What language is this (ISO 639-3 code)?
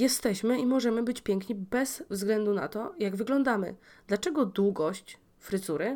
pol